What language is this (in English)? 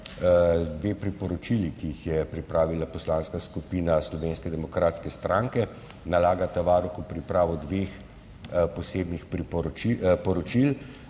Slovenian